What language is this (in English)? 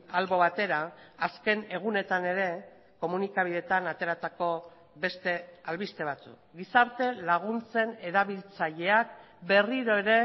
Basque